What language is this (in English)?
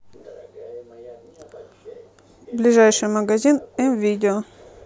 Russian